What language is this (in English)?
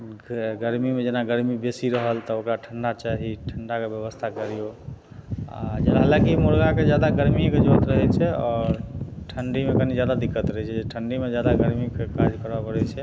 Maithili